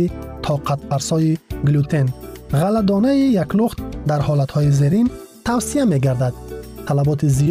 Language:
Persian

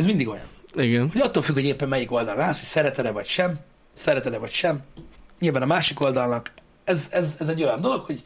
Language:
Hungarian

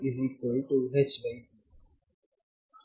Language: Kannada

